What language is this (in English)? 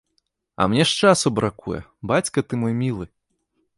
Belarusian